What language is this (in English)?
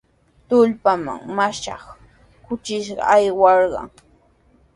Sihuas Ancash Quechua